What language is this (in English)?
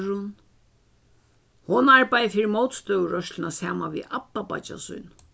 Faroese